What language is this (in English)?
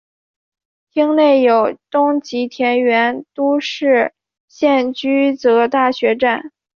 Chinese